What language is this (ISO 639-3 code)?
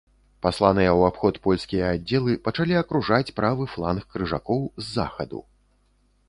bel